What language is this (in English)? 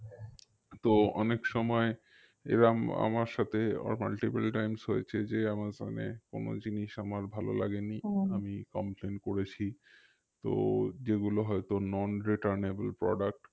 Bangla